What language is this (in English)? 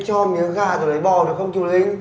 Vietnamese